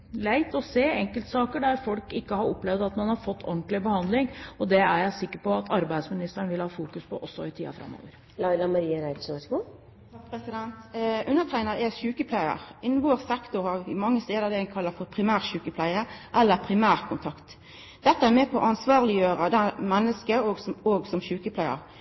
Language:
Norwegian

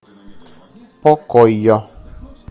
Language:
Russian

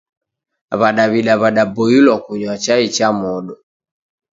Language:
Taita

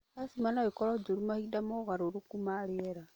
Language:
Kikuyu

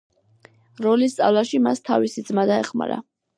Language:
Georgian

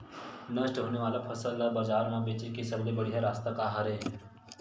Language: Chhattisgarhi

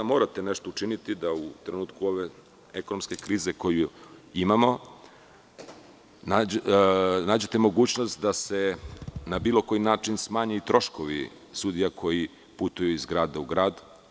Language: Serbian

